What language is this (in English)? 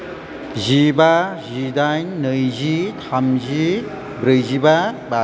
Bodo